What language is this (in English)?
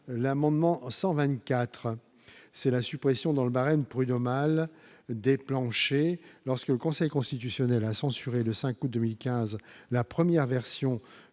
French